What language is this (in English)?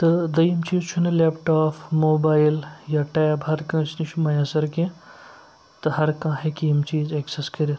Kashmiri